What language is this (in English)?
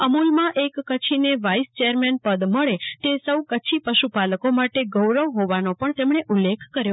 Gujarati